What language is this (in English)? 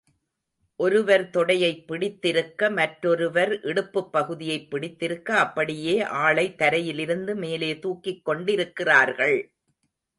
Tamil